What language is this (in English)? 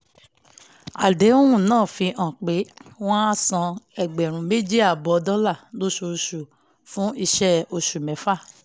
Yoruba